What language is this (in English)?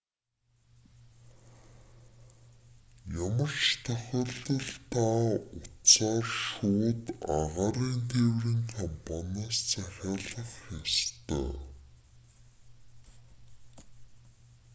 Mongolian